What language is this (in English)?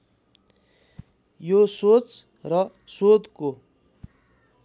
Nepali